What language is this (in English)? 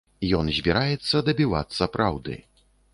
Belarusian